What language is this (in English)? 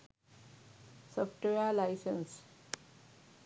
Sinhala